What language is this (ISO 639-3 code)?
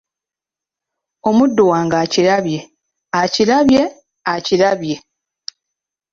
lug